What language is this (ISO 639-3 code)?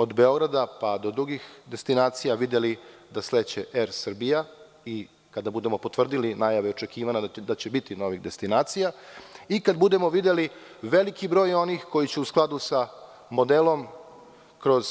srp